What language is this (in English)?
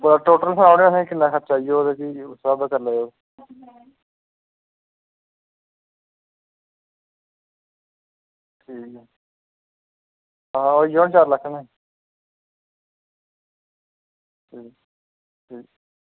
Dogri